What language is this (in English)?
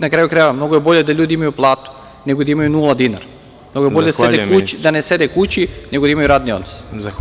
Serbian